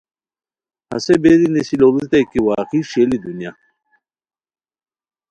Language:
Khowar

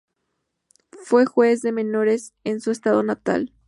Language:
Spanish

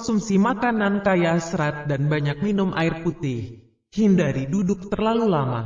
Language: Indonesian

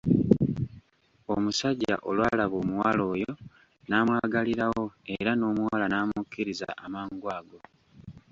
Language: Ganda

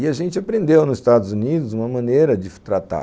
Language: Portuguese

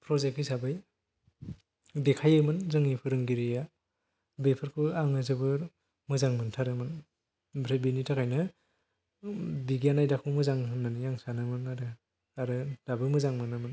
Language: Bodo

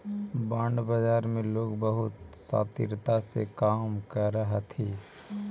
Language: Magahi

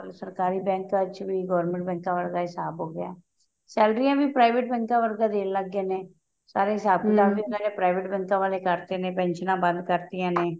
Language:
Punjabi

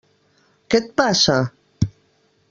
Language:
Catalan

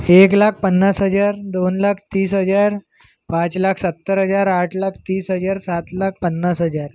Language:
Marathi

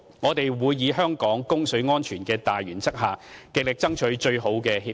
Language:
Cantonese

